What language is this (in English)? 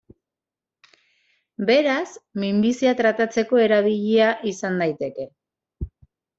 Basque